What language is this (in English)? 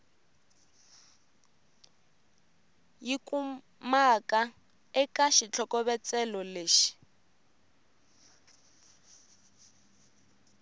Tsonga